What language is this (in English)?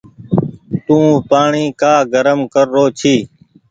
Goaria